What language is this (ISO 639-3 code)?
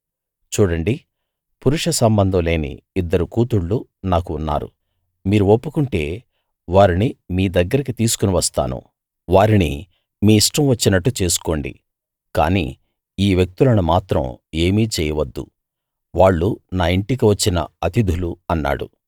tel